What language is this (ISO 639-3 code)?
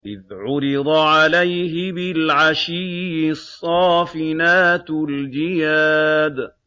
ara